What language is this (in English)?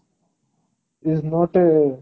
Odia